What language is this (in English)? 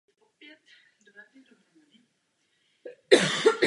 Czech